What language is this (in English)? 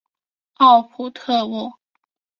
Chinese